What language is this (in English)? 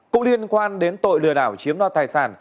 Vietnamese